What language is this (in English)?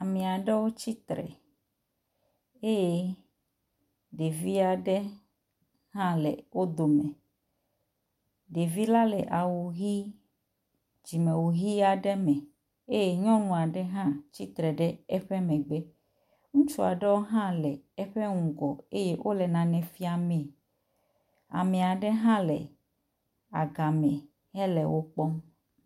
Ewe